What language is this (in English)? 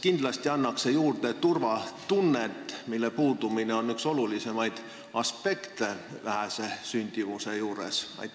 Estonian